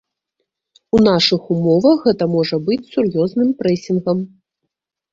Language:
Belarusian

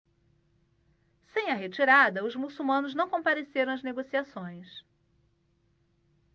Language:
Portuguese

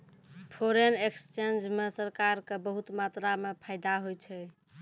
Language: Maithili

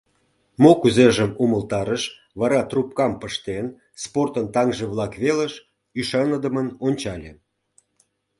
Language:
Mari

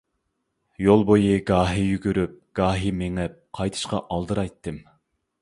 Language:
Uyghur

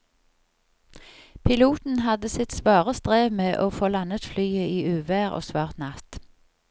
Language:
Norwegian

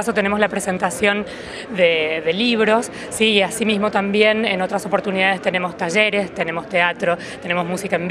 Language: Spanish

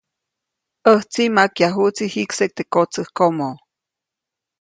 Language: Copainalá Zoque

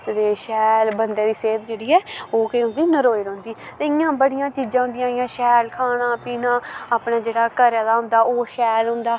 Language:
Dogri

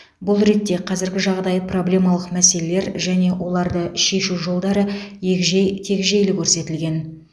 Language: Kazakh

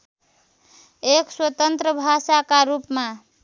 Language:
Nepali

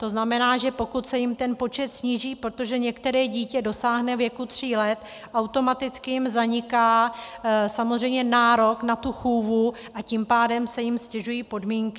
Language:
Czech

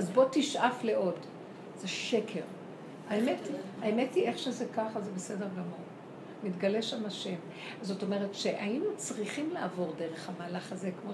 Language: Hebrew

